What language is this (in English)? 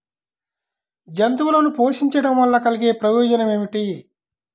Telugu